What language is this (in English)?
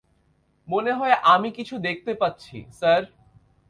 Bangla